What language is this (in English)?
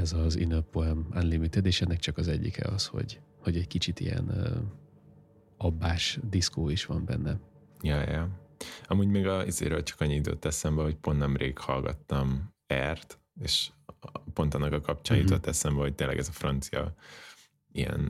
Hungarian